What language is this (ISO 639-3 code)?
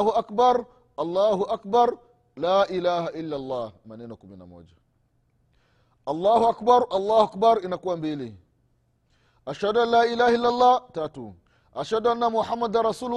swa